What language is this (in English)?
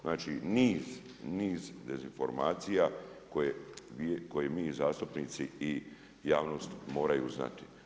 Croatian